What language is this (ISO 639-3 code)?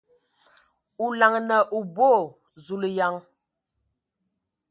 ewo